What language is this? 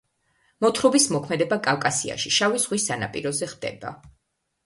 Georgian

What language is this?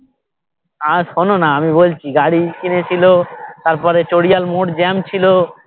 Bangla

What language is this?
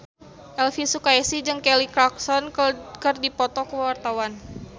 Sundanese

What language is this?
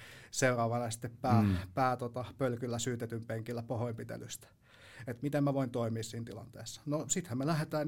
Finnish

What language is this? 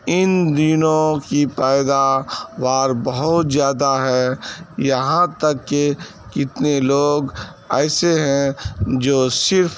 Urdu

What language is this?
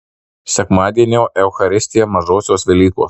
Lithuanian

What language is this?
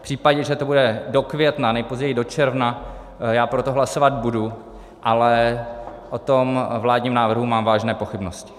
Czech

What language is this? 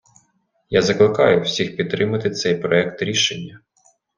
Ukrainian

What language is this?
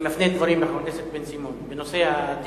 Hebrew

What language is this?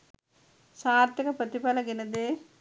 Sinhala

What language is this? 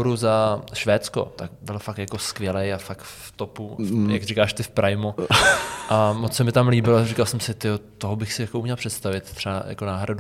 Czech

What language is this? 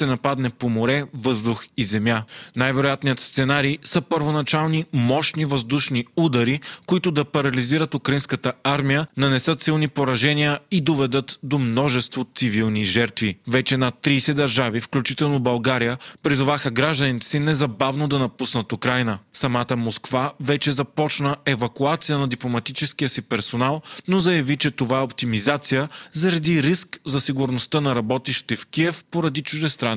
Bulgarian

